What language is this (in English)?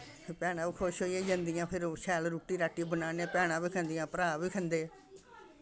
Dogri